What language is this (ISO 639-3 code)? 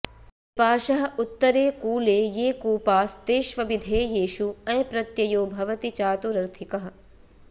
san